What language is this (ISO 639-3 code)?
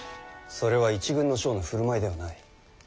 jpn